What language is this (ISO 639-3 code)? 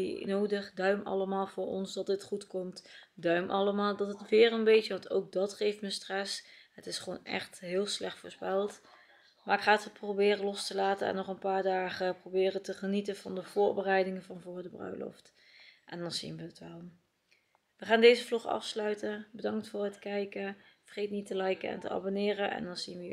nld